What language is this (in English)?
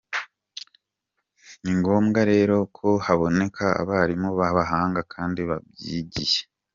Kinyarwanda